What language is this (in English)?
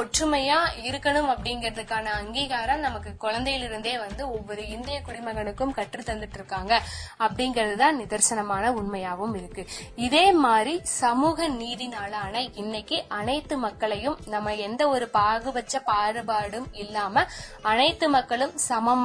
Tamil